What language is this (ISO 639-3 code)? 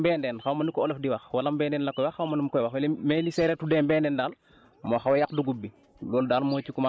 wol